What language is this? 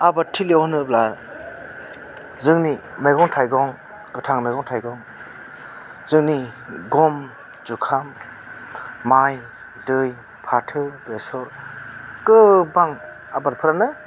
Bodo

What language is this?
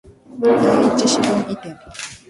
Japanese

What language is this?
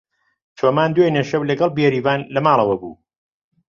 Central Kurdish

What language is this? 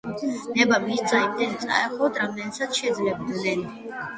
Georgian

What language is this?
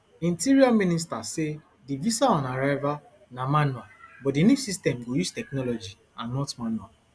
Nigerian Pidgin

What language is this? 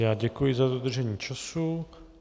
Czech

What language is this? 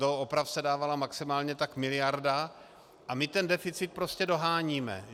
Czech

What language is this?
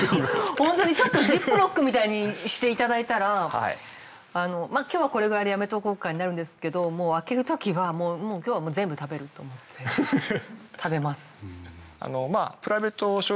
Japanese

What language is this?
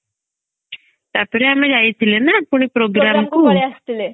Odia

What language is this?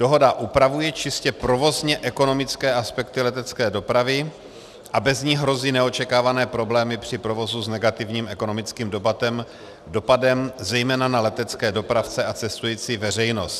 Czech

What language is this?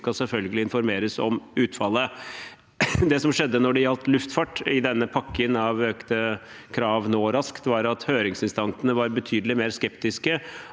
Norwegian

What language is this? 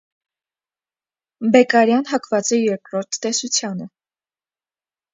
Armenian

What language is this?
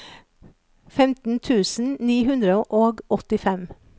Norwegian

